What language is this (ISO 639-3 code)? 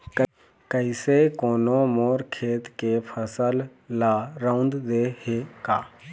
hne